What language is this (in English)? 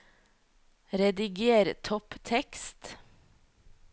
Norwegian